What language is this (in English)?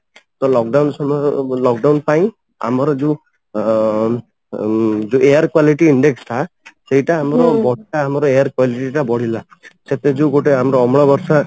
Odia